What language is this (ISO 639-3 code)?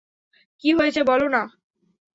ben